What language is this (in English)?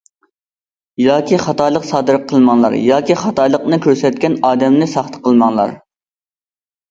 Uyghur